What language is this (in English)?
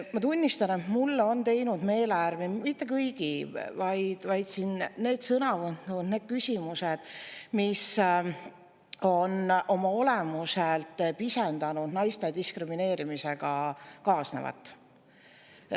Estonian